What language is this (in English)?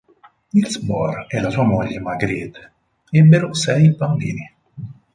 Italian